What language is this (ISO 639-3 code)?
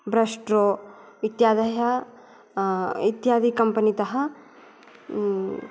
san